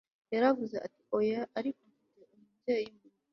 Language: Kinyarwanda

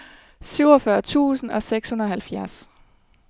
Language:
Danish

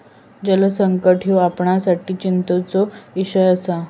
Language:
Marathi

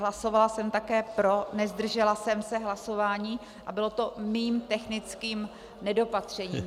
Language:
Czech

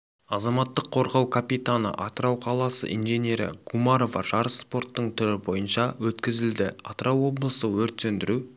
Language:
Kazakh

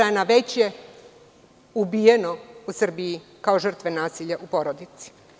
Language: Serbian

